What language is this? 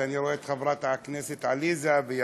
Hebrew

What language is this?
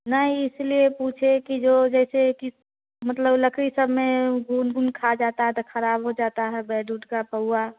Hindi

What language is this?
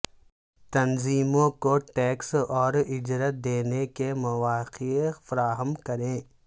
Urdu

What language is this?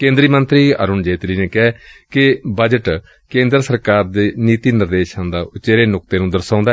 Punjabi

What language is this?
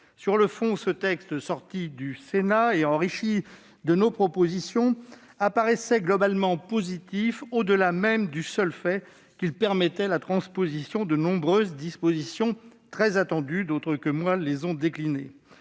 French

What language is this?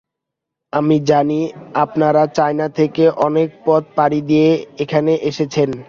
Bangla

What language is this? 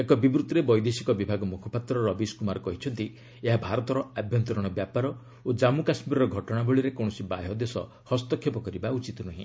Odia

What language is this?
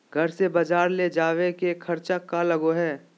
Magahi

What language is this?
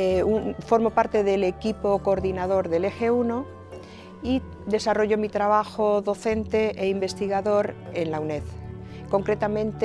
Spanish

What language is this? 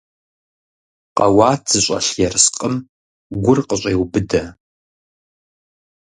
Kabardian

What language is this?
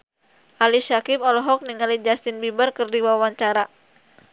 Sundanese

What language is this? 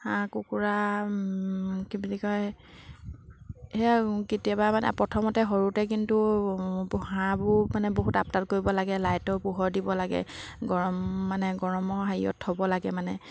Assamese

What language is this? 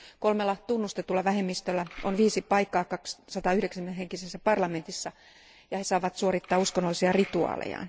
Finnish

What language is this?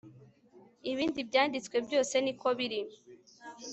Kinyarwanda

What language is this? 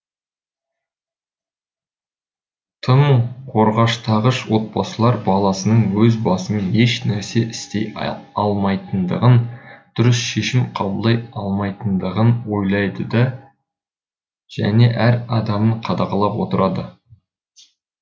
Kazakh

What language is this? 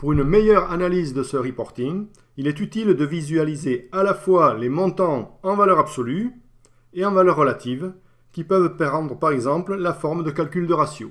French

